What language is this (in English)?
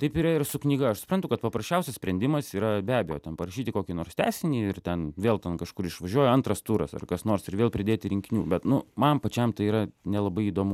Lithuanian